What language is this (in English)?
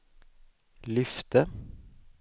Swedish